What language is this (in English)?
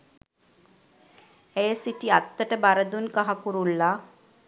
Sinhala